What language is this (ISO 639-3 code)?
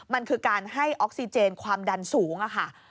tha